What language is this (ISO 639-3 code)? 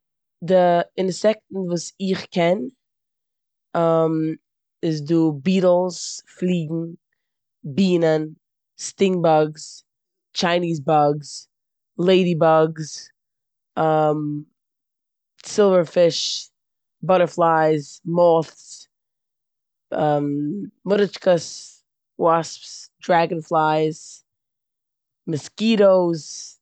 yid